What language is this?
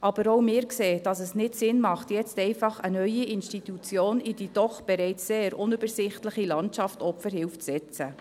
Swiss German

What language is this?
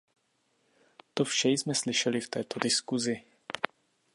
Czech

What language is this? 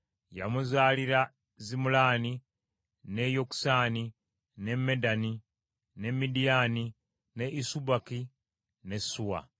Ganda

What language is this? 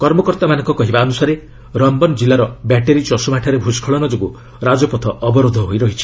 Odia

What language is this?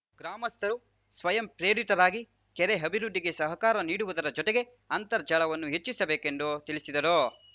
Kannada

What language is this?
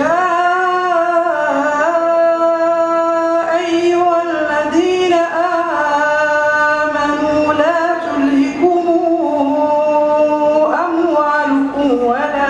Arabic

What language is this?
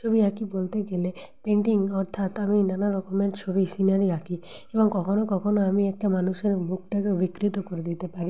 Bangla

